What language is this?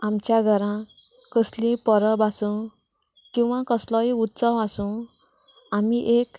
Konkani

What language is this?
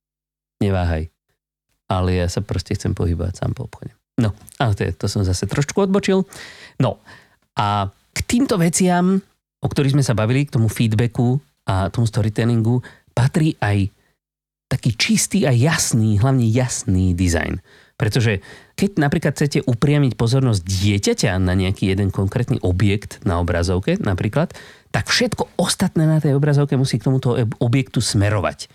Slovak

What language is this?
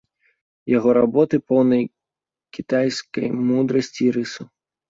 Belarusian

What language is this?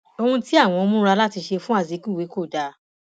Yoruba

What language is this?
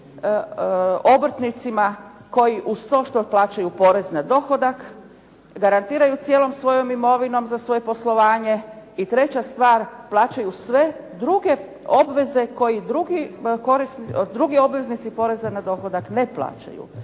Croatian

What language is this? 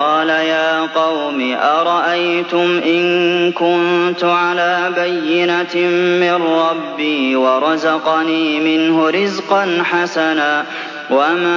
Arabic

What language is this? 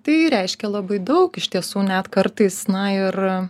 Lithuanian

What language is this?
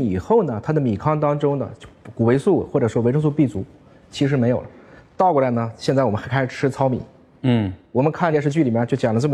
Chinese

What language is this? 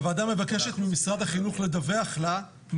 Hebrew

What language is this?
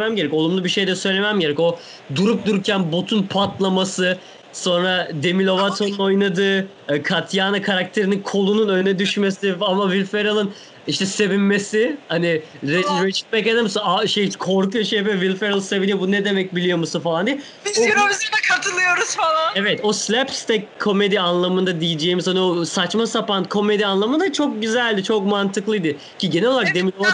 Turkish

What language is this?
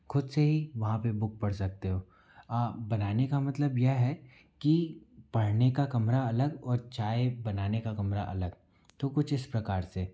Hindi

